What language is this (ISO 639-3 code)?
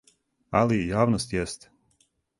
srp